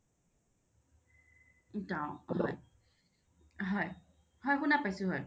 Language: Assamese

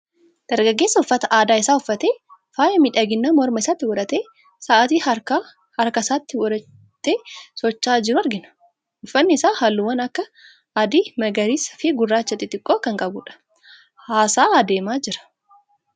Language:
Oromo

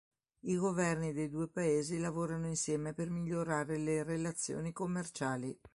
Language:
Italian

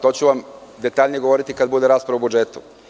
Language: Serbian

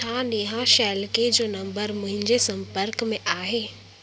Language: Sindhi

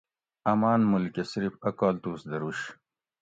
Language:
Gawri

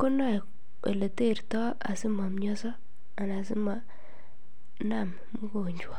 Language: Kalenjin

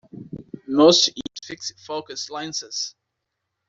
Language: English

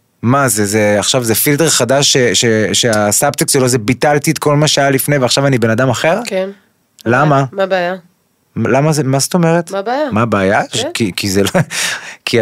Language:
Hebrew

